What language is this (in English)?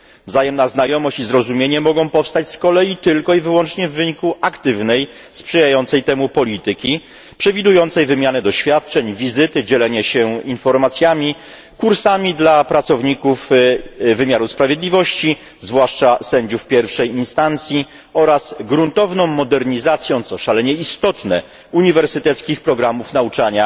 Polish